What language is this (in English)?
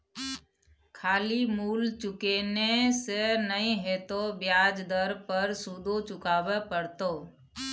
Maithili